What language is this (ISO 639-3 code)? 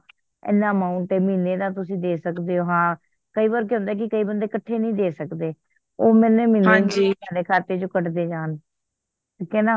pan